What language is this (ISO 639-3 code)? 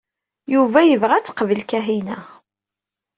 kab